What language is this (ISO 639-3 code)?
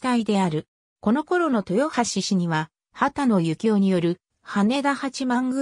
jpn